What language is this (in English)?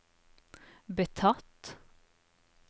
Norwegian